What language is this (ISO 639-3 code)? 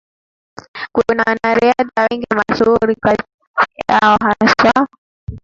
swa